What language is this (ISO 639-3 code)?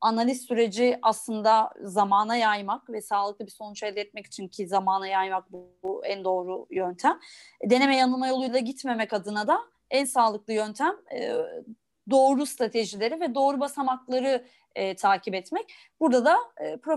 tur